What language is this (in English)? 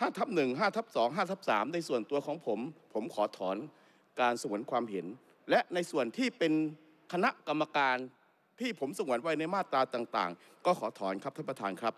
Thai